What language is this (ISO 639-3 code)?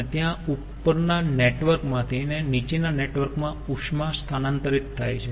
guj